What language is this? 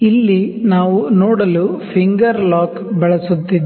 Kannada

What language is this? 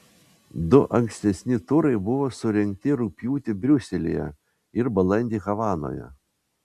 Lithuanian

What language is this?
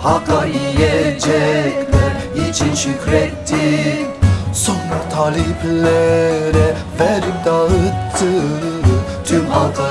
Turkish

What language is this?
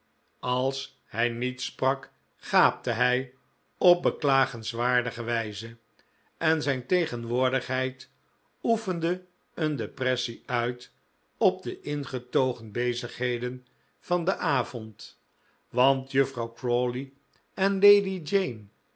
Dutch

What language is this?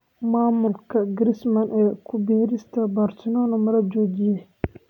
Somali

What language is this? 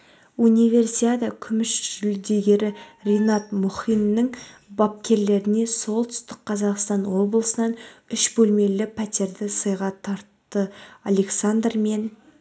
Kazakh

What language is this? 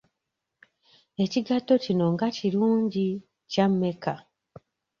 Ganda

